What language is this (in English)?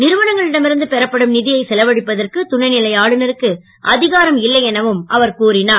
Tamil